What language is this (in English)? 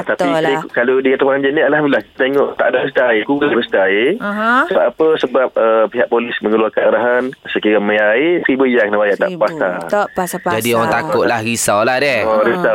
Malay